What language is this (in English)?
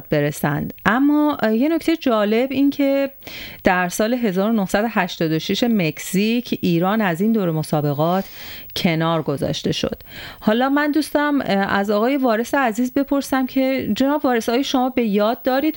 Persian